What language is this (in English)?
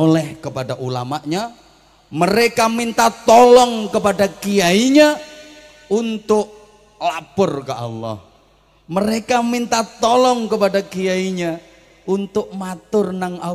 Indonesian